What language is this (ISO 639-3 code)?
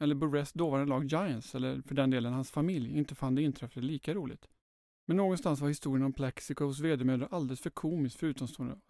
swe